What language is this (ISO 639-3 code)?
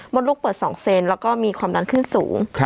tha